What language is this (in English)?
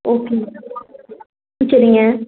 Tamil